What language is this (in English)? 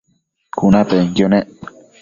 Matsés